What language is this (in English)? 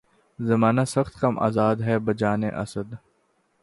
Urdu